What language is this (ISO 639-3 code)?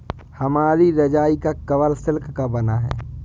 hin